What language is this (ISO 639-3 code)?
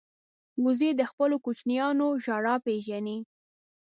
pus